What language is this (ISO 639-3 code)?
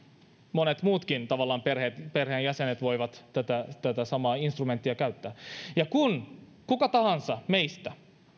fin